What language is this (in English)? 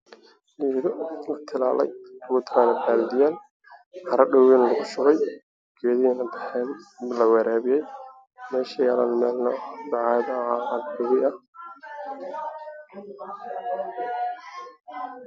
Somali